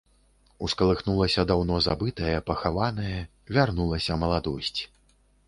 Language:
Belarusian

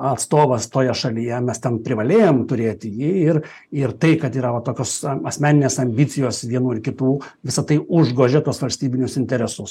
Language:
Lithuanian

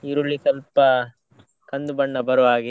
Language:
Kannada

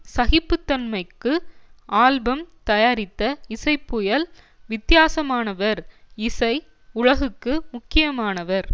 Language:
Tamil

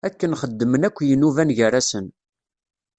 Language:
Kabyle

